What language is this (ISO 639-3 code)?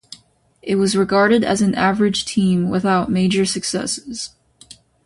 eng